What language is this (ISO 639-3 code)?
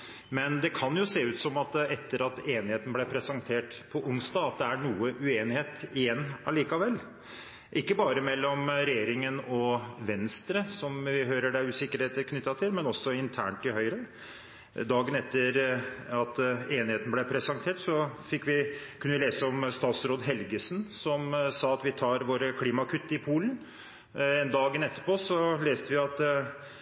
nob